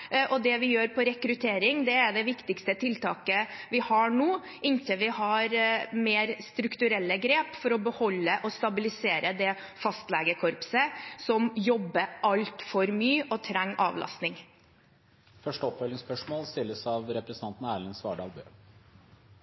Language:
Norwegian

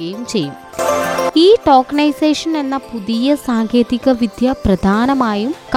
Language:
Malayalam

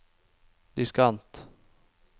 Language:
Norwegian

